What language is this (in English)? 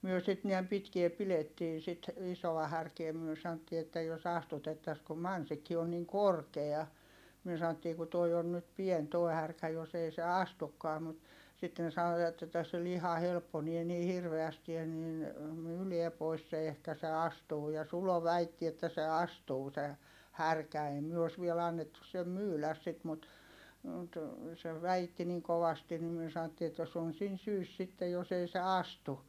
Finnish